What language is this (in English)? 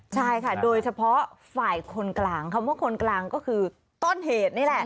Thai